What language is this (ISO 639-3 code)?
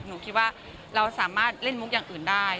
tha